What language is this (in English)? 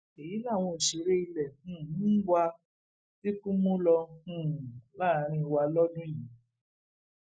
Yoruba